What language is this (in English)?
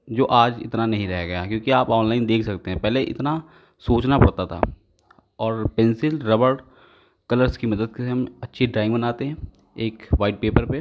Hindi